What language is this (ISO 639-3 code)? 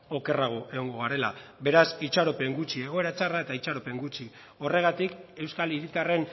eus